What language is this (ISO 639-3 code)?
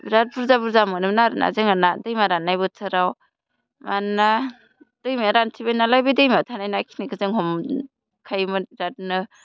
brx